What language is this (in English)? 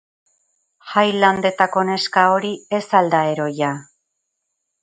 Basque